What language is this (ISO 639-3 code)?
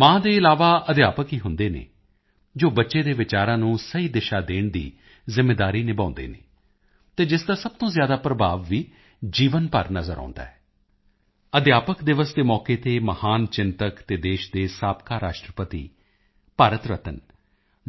pan